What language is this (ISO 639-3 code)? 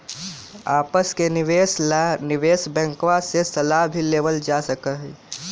mag